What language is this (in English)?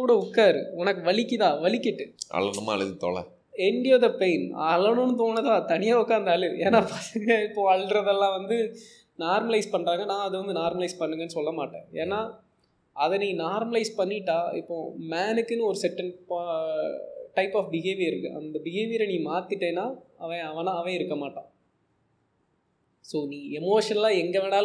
Tamil